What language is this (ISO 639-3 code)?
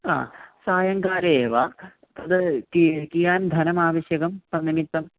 san